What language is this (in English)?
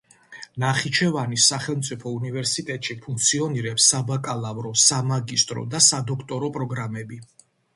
Georgian